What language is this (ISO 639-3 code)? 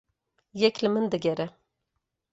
kur